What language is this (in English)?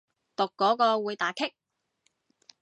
Cantonese